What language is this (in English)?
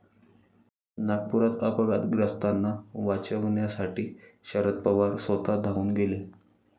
Marathi